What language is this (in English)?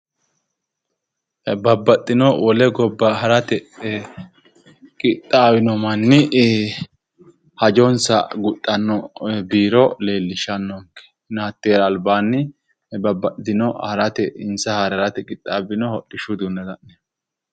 Sidamo